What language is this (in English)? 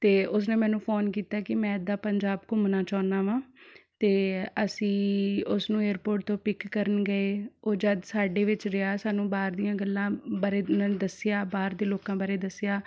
Punjabi